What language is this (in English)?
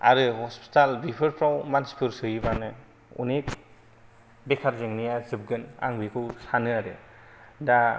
Bodo